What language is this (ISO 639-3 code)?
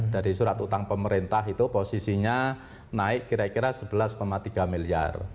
ind